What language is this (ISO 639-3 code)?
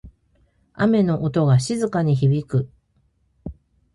jpn